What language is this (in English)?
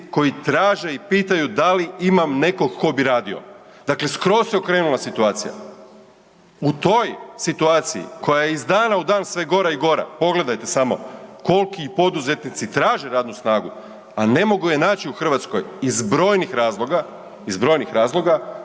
Croatian